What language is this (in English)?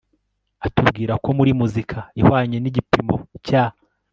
Kinyarwanda